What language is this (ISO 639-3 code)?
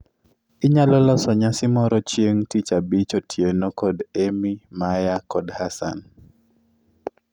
luo